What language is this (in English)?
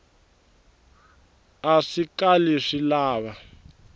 Tsonga